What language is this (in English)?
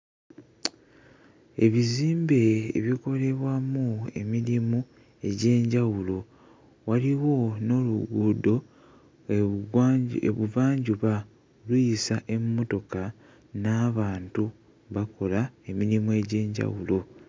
Ganda